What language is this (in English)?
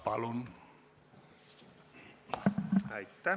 Estonian